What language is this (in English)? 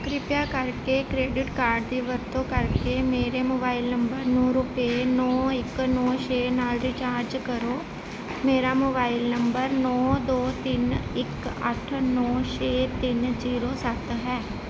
Punjabi